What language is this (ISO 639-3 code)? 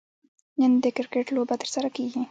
pus